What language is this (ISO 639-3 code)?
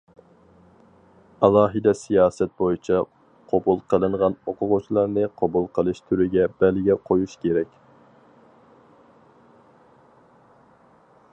uig